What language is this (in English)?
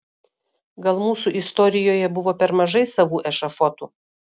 Lithuanian